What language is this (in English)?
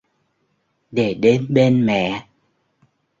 Vietnamese